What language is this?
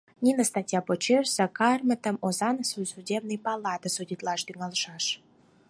Mari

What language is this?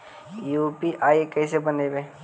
Magahi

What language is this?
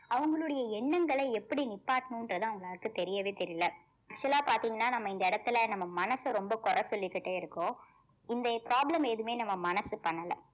Tamil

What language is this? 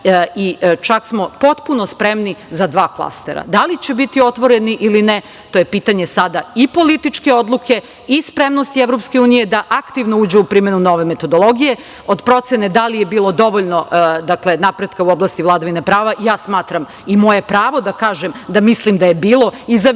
Serbian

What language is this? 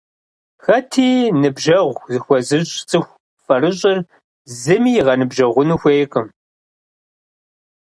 Kabardian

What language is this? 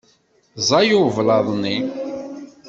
Kabyle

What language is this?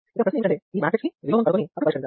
Telugu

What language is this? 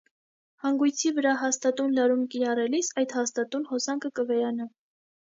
Armenian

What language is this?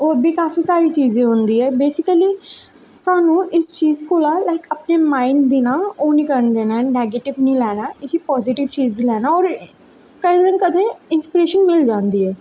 Dogri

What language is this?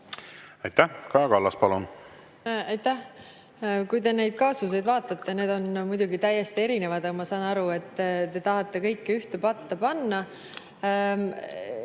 Estonian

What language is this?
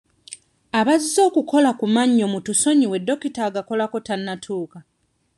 Ganda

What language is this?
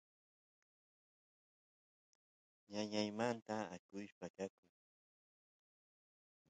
Santiago del Estero Quichua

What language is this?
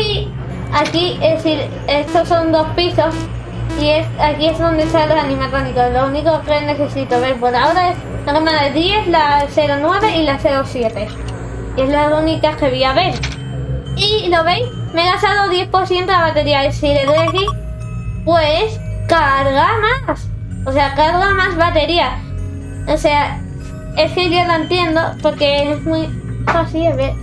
Spanish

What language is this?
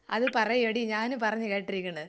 Malayalam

